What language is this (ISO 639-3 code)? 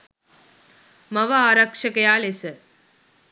sin